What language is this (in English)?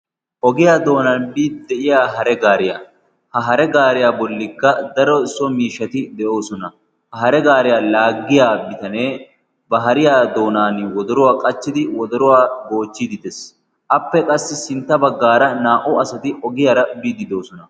Wolaytta